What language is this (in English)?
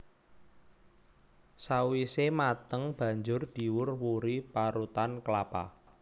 Javanese